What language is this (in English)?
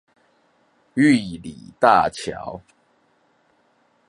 Chinese